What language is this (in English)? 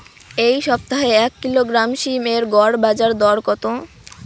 Bangla